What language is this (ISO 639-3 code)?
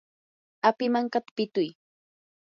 qur